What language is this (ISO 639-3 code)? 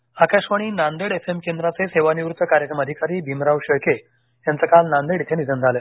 mar